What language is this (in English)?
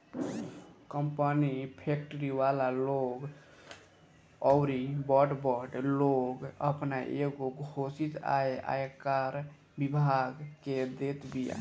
Bhojpuri